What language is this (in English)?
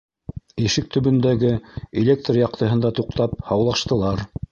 Bashkir